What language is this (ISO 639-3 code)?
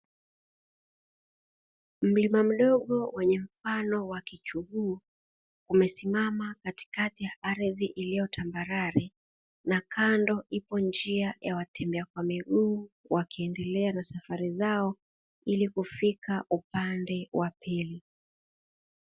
swa